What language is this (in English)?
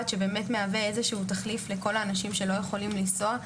Hebrew